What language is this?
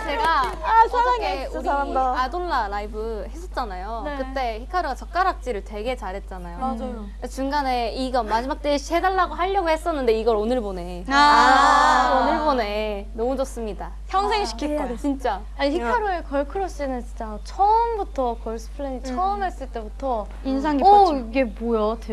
Korean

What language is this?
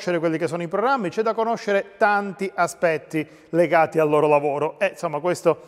Italian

